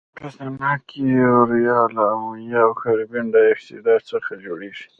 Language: Pashto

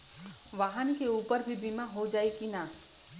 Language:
Bhojpuri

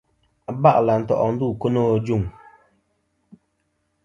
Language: Kom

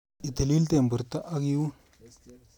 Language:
Kalenjin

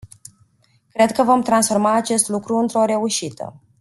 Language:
Romanian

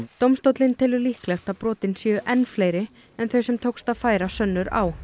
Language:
Icelandic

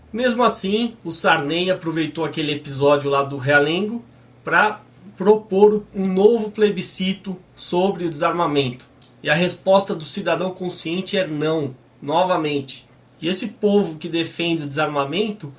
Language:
Portuguese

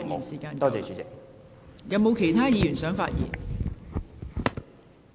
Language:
Cantonese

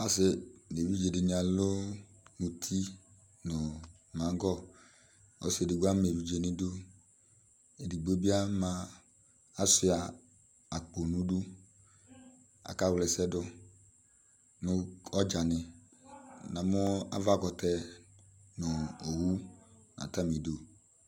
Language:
Ikposo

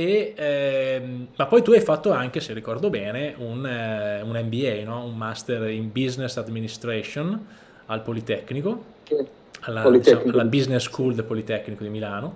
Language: Italian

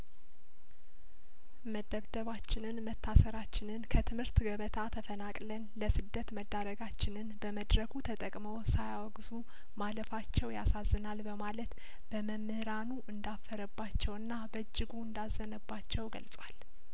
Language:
Amharic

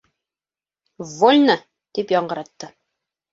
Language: Bashkir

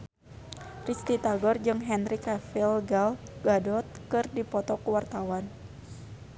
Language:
Sundanese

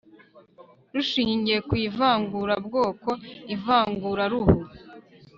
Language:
Kinyarwanda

